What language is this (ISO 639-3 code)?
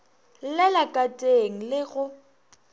nso